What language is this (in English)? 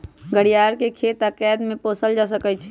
Magahi